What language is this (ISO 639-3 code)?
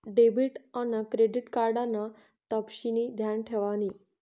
mar